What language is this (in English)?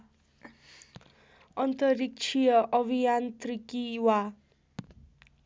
Nepali